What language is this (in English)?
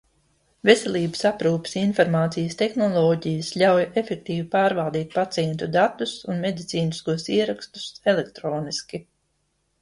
Latvian